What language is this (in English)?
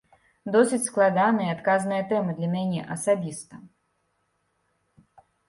Belarusian